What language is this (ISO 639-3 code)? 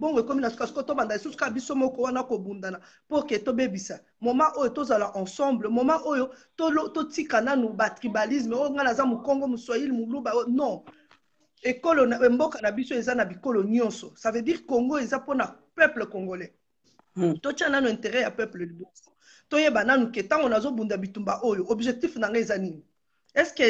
fra